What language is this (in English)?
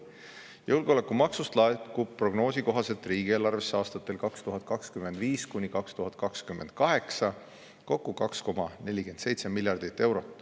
Estonian